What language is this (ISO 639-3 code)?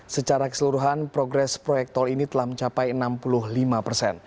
ind